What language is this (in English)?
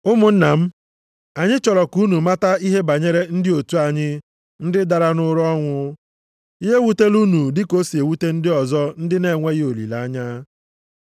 Igbo